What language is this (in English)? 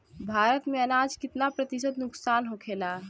Bhojpuri